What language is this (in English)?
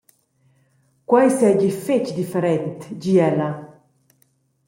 Romansh